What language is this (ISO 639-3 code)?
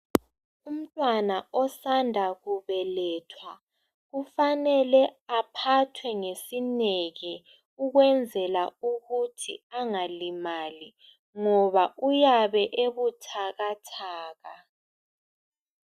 nde